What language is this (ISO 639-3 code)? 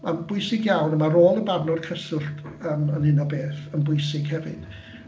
cym